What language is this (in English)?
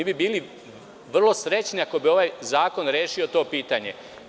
Serbian